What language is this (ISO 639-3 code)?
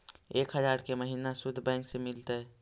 mag